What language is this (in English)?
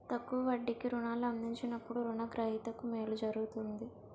Telugu